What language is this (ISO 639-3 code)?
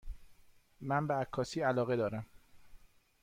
fas